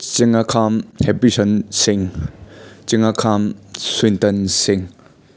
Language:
Manipuri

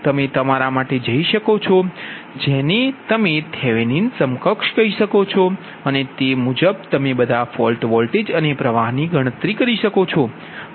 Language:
Gujarati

